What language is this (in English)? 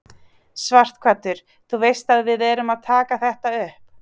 Icelandic